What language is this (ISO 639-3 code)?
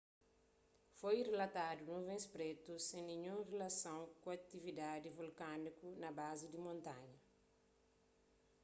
kea